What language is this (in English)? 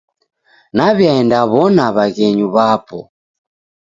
Taita